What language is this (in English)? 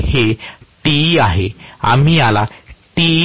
Marathi